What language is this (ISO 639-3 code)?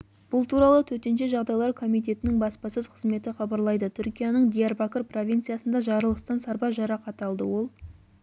kaz